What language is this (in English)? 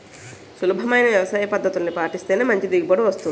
Telugu